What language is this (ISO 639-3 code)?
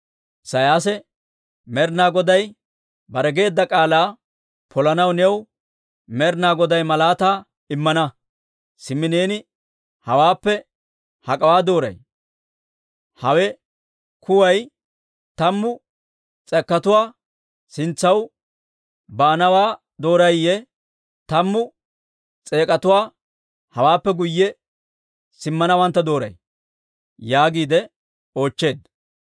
dwr